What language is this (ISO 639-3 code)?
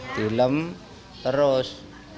ind